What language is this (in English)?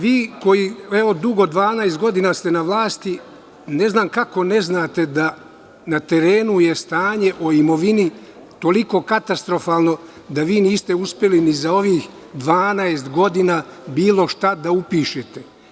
Serbian